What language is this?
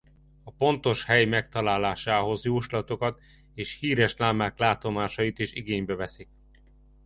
Hungarian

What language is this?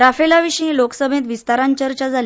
Konkani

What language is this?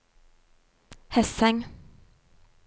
Norwegian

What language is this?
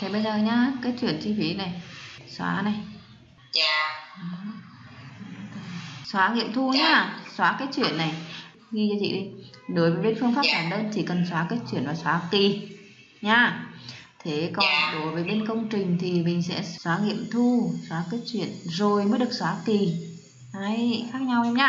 Vietnamese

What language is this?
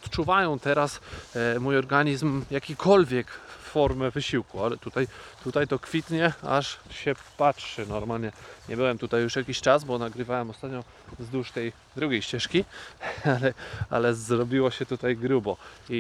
Polish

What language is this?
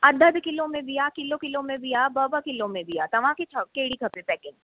Sindhi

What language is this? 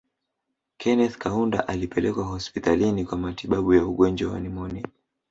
Swahili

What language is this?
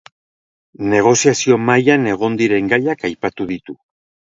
Basque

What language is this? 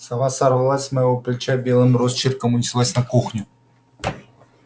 Russian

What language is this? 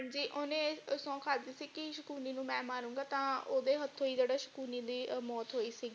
Punjabi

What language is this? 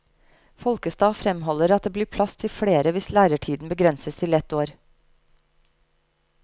Norwegian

